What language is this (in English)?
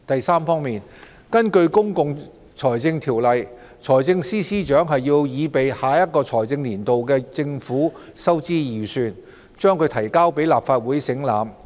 Cantonese